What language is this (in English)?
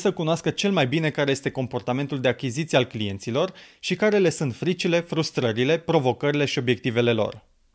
Romanian